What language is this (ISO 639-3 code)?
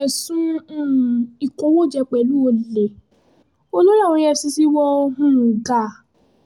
yor